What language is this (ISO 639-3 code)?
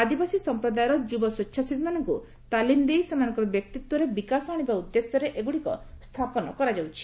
ori